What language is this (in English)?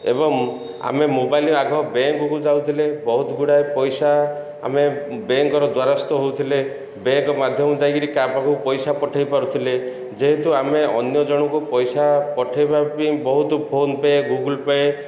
Odia